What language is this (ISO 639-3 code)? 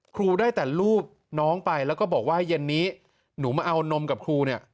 tha